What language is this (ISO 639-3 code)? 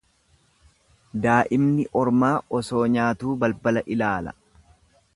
orm